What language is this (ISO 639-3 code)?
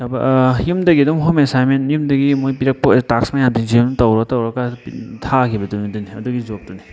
mni